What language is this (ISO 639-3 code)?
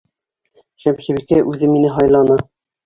bak